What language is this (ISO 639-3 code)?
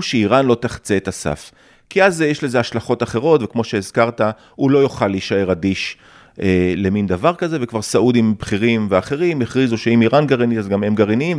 heb